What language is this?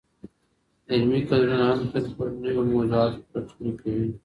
Pashto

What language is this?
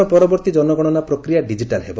Odia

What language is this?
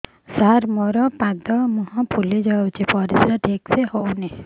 Odia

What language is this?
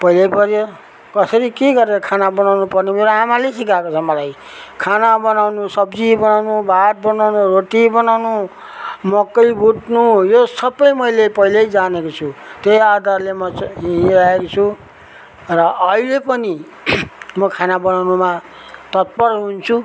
Nepali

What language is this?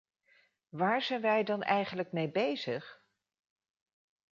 Dutch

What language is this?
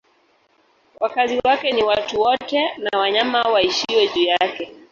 Swahili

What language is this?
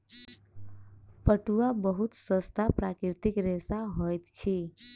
Maithili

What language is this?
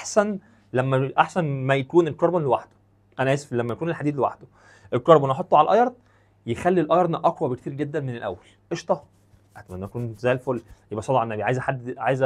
Arabic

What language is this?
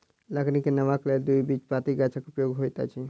Maithili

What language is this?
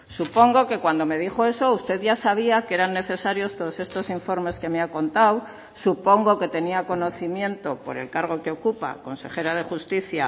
Spanish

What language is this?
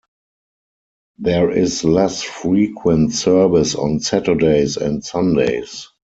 English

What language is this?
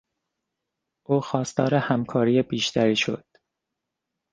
Persian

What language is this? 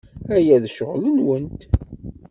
Kabyle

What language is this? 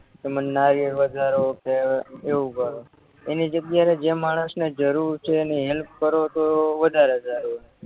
Gujarati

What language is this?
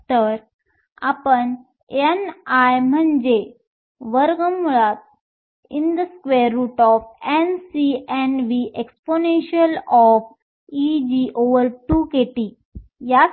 Marathi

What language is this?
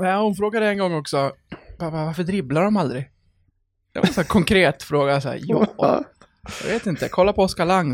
Swedish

